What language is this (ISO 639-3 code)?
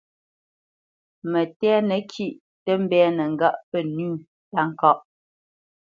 bce